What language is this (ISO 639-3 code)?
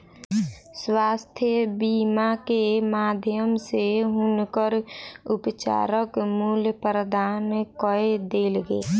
mai